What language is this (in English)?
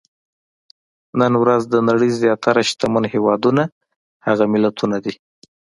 Pashto